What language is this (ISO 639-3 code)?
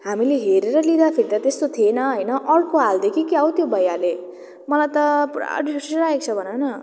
nep